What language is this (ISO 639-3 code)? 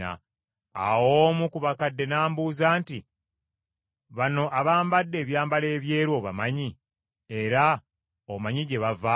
lug